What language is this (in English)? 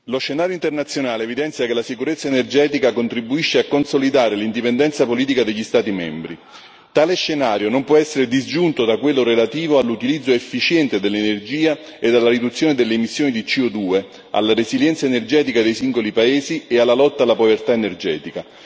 Italian